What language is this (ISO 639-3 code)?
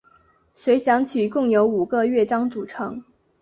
zho